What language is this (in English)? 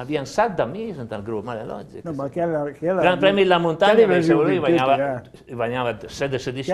Italian